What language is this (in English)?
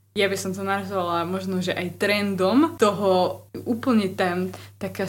Slovak